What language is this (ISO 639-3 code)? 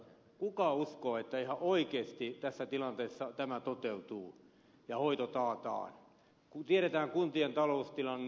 fin